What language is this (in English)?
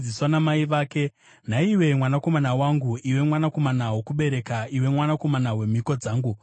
Shona